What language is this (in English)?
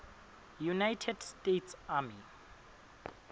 Swati